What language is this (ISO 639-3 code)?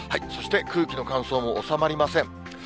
jpn